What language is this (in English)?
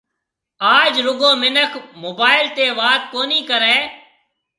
Marwari (Pakistan)